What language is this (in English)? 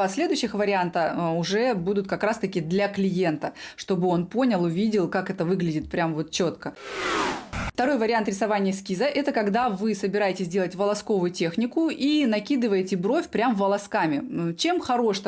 Russian